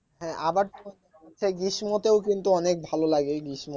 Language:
Bangla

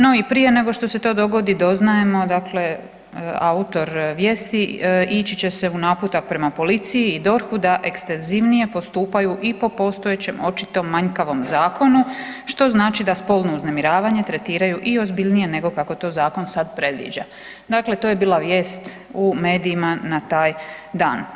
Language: Croatian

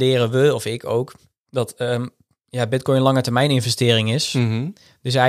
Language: Dutch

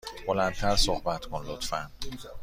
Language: Persian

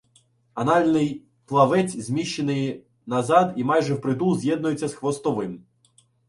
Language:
Ukrainian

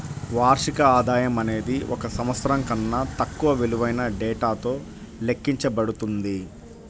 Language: Telugu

